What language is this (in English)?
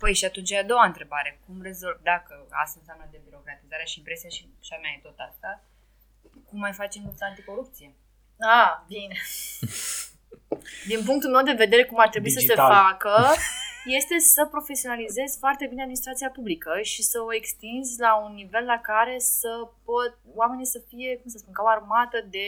Romanian